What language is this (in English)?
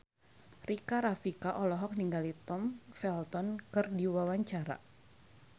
Sundanese